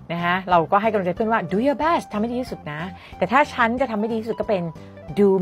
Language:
Thai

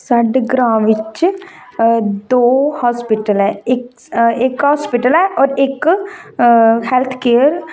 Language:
Dogri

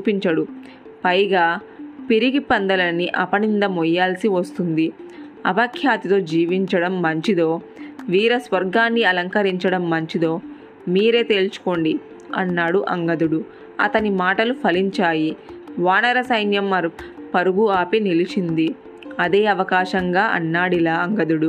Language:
Telugu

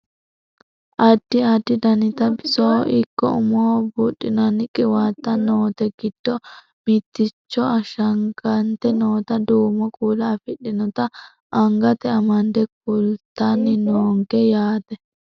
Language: Sidamo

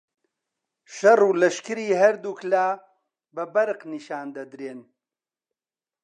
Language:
Central Kurdish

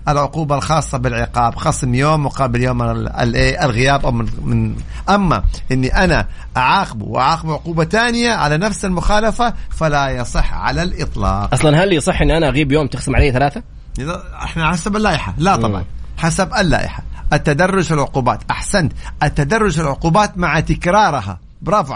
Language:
Arabic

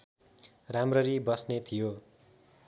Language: Nepali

